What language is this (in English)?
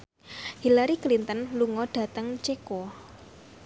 Javanese